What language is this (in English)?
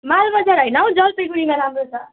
Nepali